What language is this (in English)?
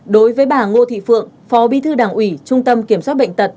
Vietnamese